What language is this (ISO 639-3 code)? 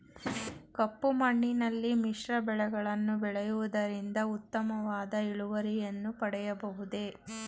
kan